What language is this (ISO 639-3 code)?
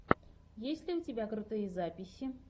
rus